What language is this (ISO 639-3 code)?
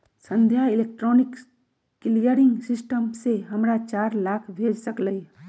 mag